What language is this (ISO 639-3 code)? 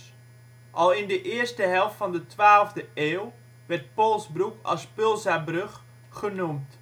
nld